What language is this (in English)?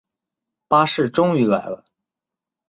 Chinese